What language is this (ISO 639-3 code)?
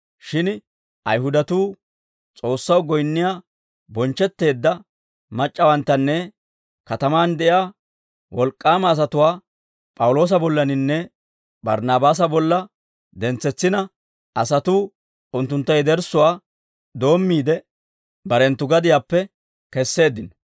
dwr